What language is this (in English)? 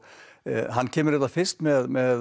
Icelandic